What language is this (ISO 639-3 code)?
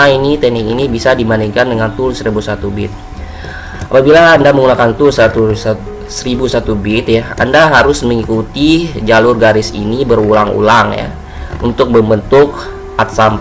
ind